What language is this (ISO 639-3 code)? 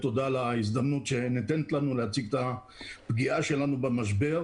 heb